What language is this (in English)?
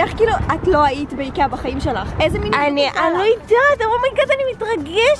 Hebrew